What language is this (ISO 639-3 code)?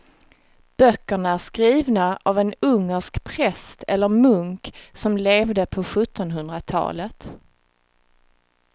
swe